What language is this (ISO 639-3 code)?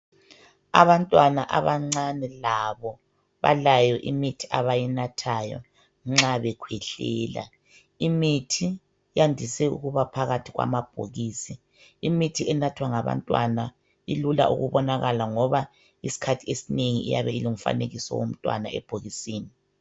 nde